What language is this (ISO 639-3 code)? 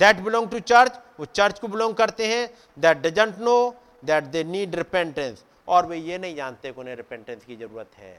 hin